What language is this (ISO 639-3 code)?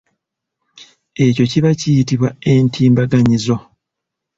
lug